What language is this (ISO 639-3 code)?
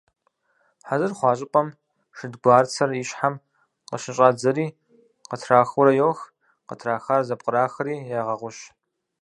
kbd